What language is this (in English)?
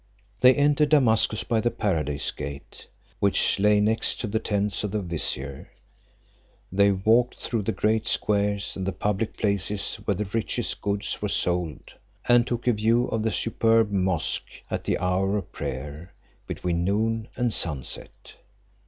English